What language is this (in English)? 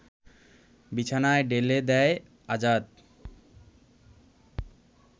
Bangla